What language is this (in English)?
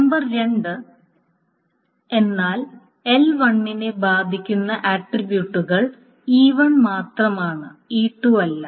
Malayalam